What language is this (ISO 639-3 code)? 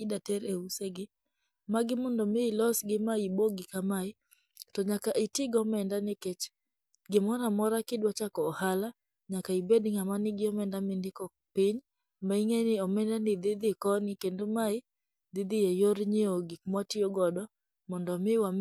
luo